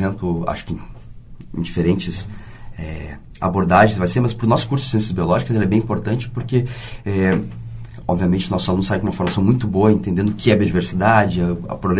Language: Portuguese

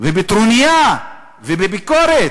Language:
Hebrew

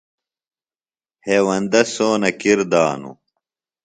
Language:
Phalura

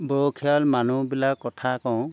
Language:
Assamese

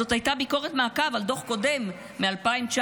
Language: Hebrew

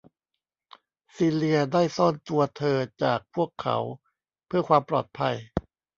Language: Thai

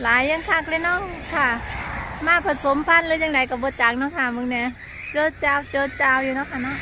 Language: Thai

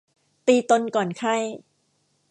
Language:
Thai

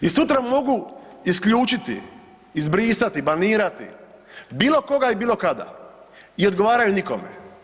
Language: Croatian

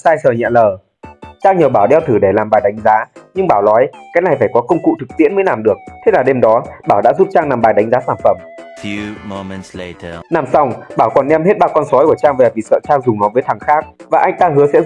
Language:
Vietnamese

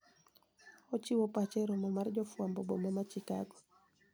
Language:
Luo (Kenya and Tanzania)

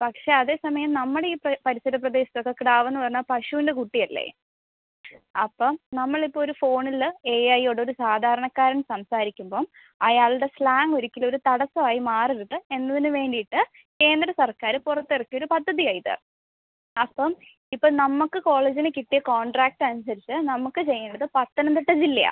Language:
Malayalam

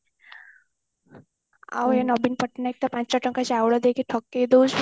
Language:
Odia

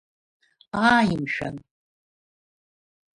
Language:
Abkhazian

